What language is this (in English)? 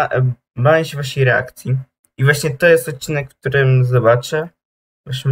Polish